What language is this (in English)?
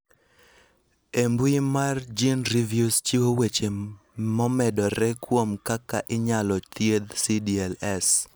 Luo (Kenya and Tanzania)